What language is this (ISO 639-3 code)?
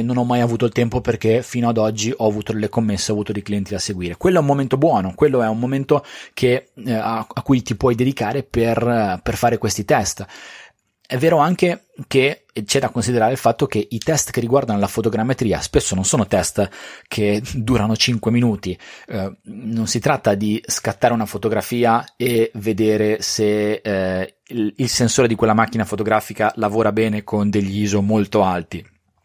ita